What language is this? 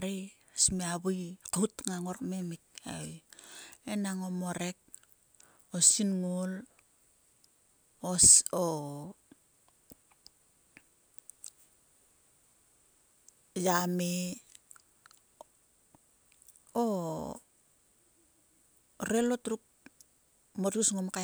Sulka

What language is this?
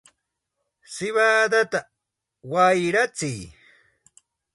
Santa Ana de Tusi Pasco Quechua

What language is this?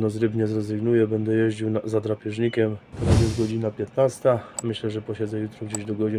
Polish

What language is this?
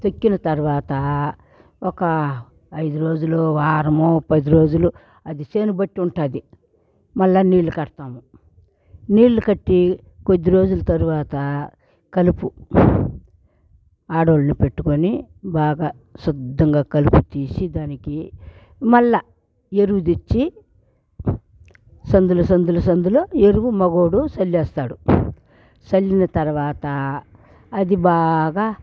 Telugu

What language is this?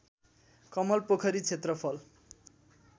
Nepali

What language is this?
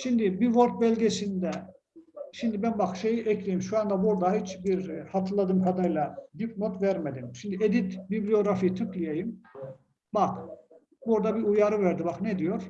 Turkish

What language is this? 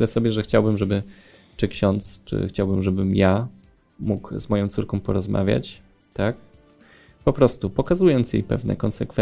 Polish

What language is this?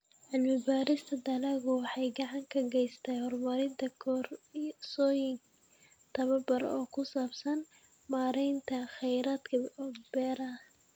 Somali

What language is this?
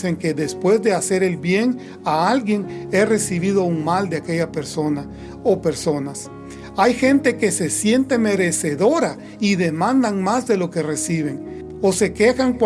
Spanish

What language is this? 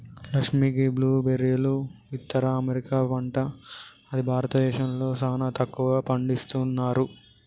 Telugu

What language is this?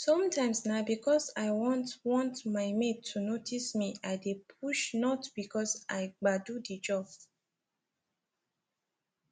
Nigerian Pidgin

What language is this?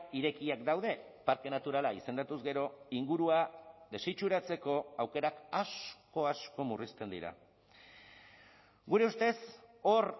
Basque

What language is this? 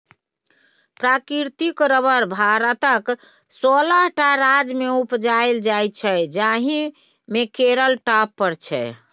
Maithili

